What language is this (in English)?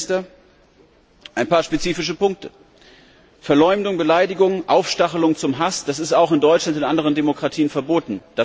German